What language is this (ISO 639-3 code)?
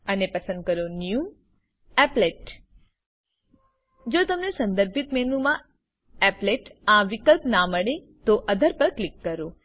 guj